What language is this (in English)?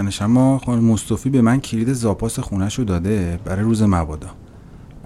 Persian